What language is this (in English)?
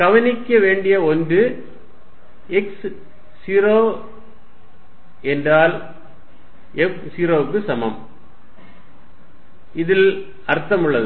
Tamil